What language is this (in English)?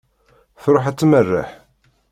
Kabyle